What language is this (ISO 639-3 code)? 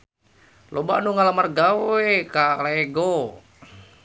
sun